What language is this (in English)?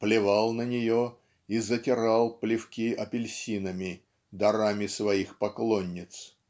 Russian